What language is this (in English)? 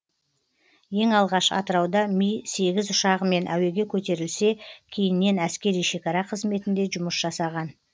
Kazakh